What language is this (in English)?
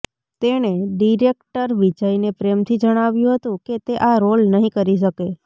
Gujarati